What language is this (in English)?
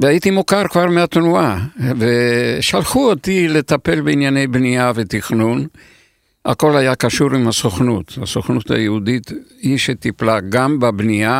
Hebrew